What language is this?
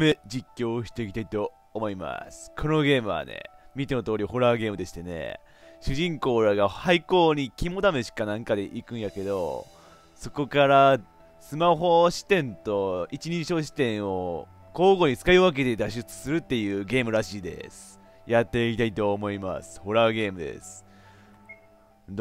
Japanese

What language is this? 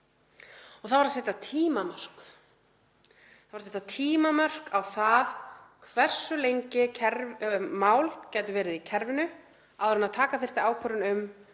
Icelandic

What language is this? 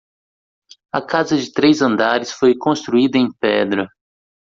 Portuguese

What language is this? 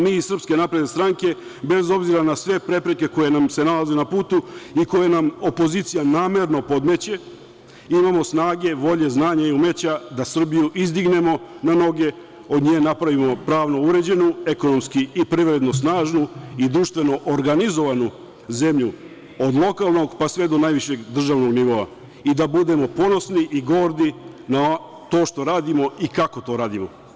Serbian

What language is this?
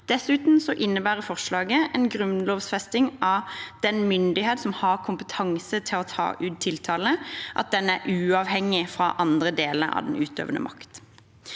Norwegian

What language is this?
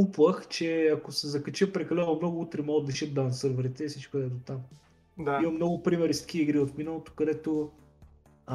Bulgarian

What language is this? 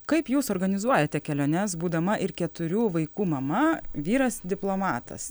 Lithuanian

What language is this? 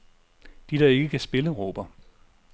Danish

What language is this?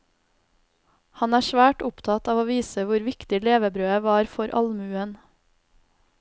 Norwegian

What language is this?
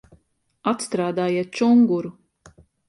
Latvian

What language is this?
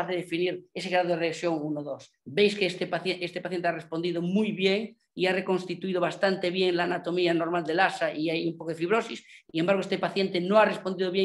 Spanish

